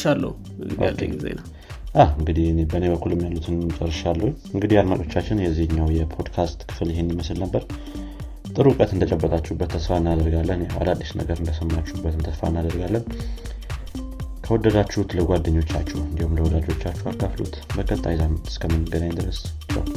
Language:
Amharic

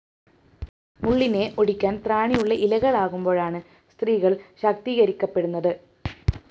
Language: Malayalam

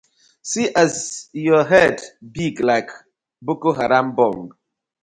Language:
Nigerian Pidgin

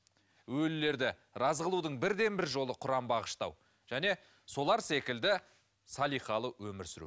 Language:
Kazakh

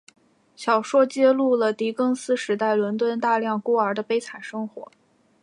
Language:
Chinese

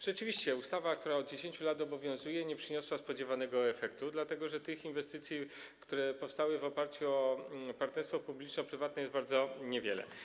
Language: Polish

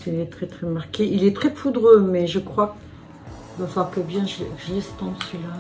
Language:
French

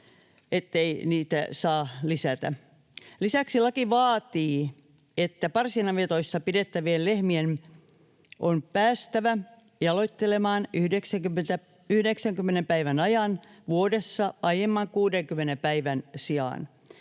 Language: Finnish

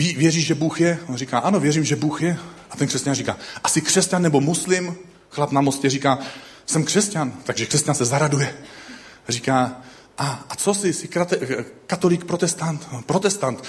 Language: Czech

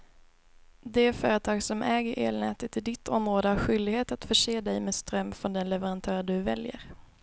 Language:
Swedish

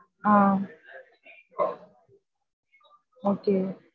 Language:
Tamil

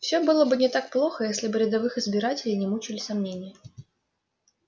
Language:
Russian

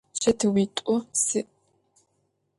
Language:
Adyghe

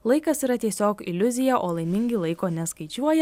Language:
Lithuanian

